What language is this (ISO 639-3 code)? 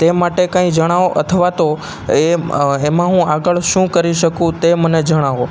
guj